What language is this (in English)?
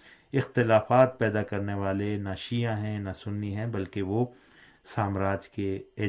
Urdu